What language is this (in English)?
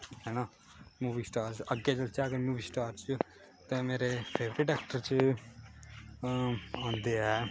Dogri